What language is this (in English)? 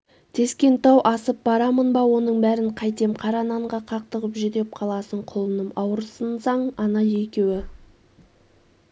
Kazakh